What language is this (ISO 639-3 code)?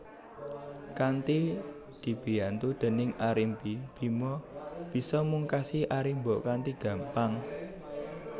jav